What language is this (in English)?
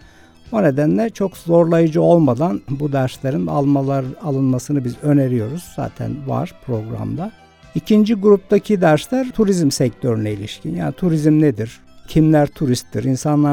Turkish